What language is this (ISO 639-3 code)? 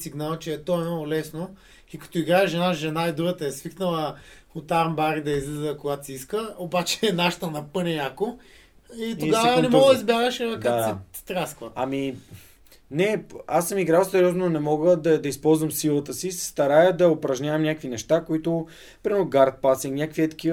bul